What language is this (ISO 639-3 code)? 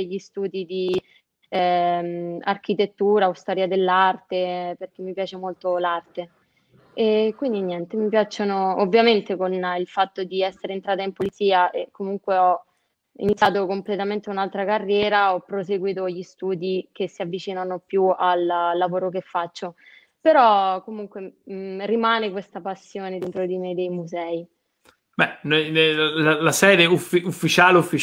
ita